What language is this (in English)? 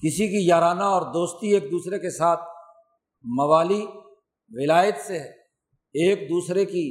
Urdu